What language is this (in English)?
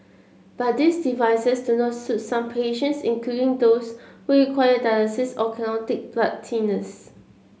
English